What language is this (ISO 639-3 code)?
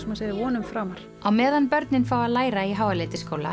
isl